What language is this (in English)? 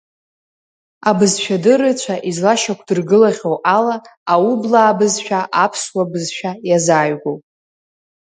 Abkhazian